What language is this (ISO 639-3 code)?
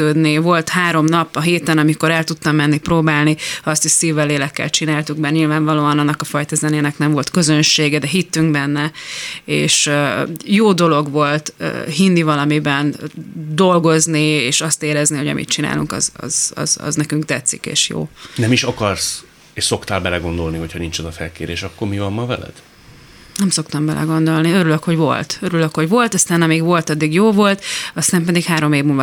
hun